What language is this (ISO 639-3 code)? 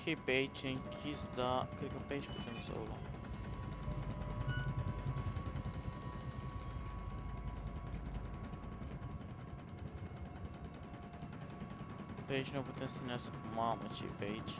ron